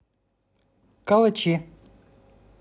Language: Russian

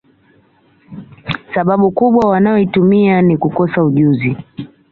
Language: Swahili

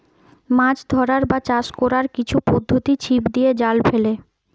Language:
Bangla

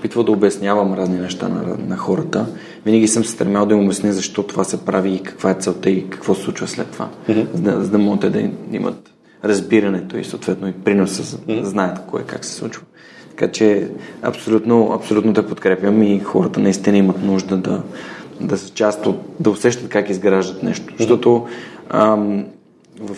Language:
Bulgarian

